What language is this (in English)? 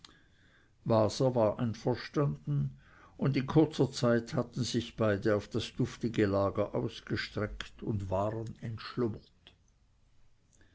German